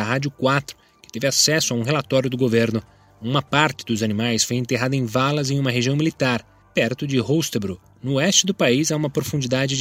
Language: Portuguese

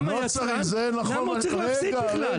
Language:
Hebrew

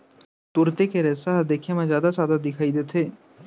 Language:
Chhattisgarhi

